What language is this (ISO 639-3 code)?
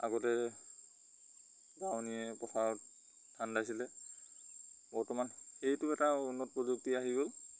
asm